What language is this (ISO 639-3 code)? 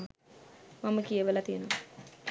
sin